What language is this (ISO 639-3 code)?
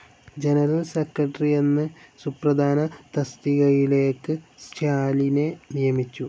mal